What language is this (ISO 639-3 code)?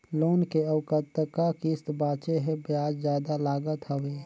hne